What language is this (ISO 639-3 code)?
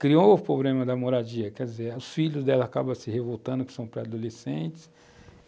por